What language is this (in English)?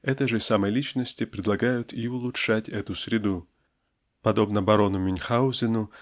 Russian